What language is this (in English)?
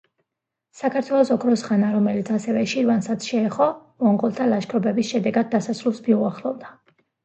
Georgian